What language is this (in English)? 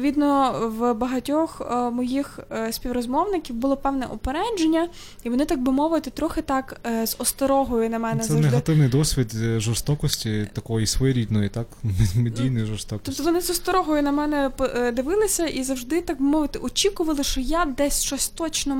Ukrainian